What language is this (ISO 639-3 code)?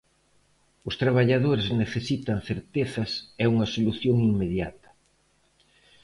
glg